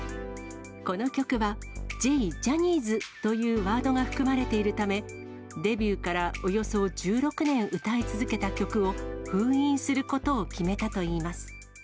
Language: Japanese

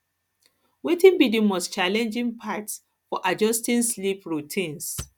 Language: Nigerian Pidgin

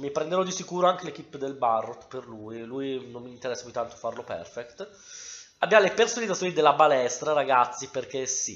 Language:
Italian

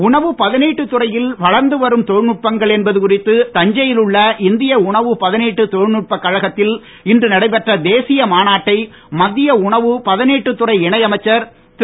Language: Tamil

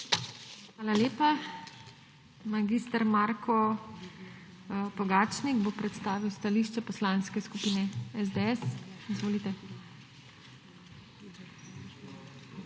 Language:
Slovenian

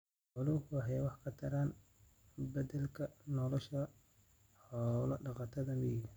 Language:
Somali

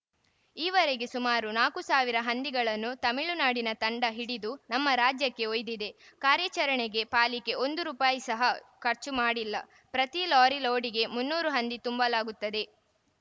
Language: Kannada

